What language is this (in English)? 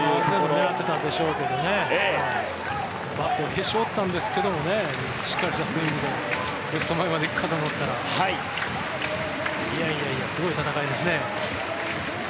Japanese